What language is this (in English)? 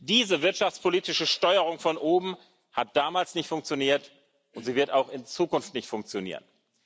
German